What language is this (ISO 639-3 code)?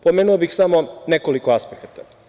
srp